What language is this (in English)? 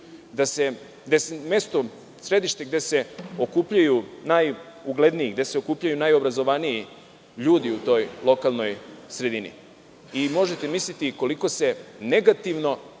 Serbian